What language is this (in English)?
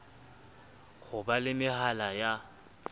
Southern Sotho